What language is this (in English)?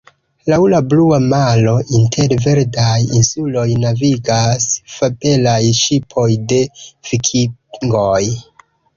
Esperanto